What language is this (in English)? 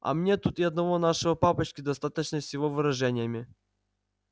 Russian